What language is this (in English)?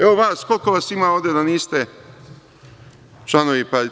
Serbian